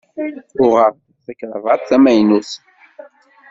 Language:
Kabyle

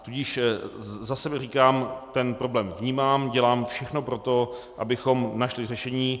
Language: Czech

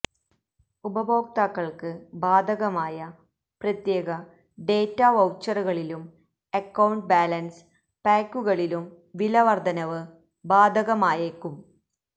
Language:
Malayalam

